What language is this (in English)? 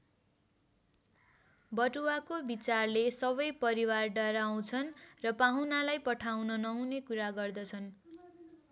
Nepali